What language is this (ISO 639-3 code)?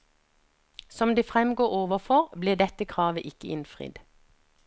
nor